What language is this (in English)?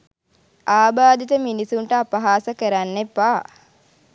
Sinhala